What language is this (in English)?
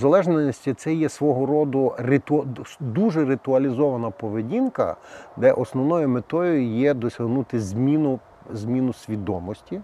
Ukrainian